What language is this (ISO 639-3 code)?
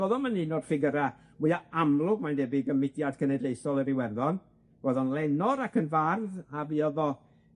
cym